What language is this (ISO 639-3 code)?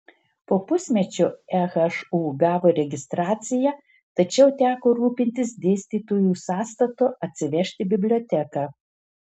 lit